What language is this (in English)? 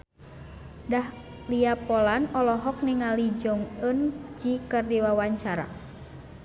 Sundanese